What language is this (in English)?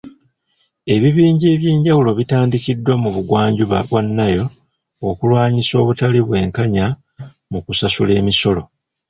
Ganda